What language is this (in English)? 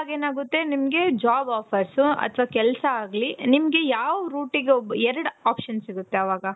Kannada